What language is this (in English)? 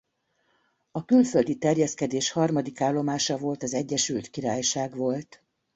Hungarian